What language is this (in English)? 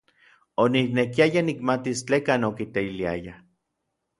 Orizaba Nahuatl